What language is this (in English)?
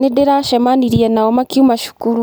Kikuyu